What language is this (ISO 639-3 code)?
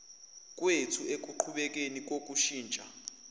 zul